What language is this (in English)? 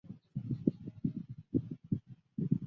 Chinese